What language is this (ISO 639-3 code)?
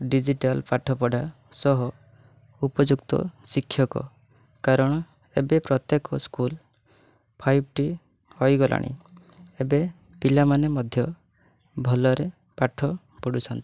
ori